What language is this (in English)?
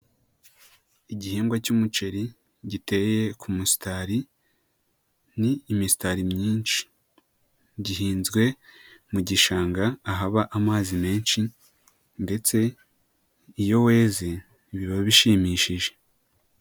Kinyarwanda